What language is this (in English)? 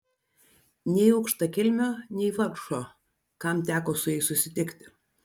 Lithuanian